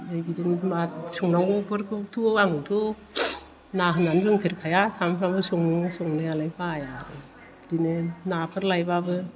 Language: Bodo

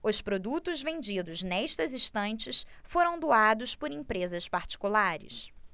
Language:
Portuguese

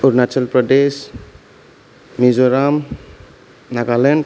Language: Bodo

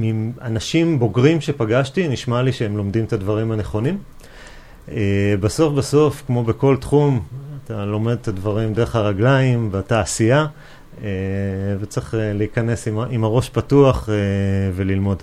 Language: Hebrew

